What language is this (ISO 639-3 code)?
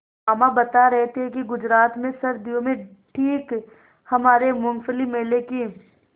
hin